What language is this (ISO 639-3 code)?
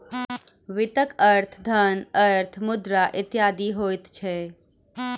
mai